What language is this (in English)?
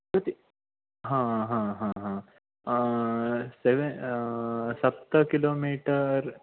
Sanskrit